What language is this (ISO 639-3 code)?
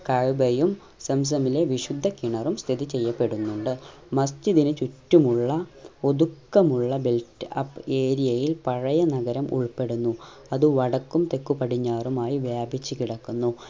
mal